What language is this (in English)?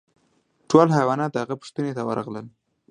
Pashto